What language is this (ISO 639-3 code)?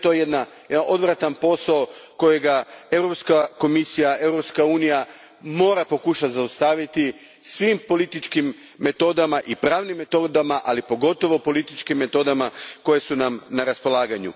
hrv